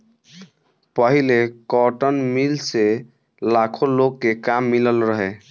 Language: Bhojpuri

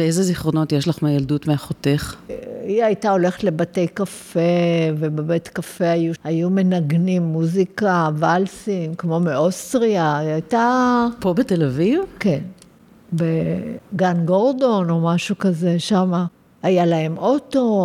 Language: Hebrew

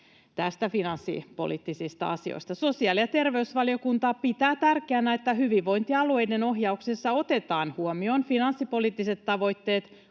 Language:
Finnish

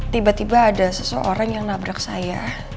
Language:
Indonesian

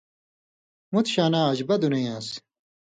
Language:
Indus Kohistani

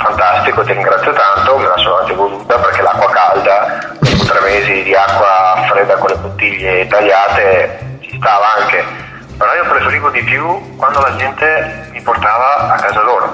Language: Italian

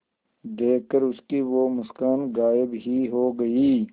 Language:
Hindi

